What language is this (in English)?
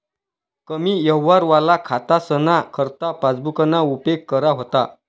Marathi